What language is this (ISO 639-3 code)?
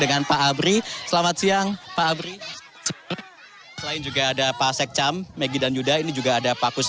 ind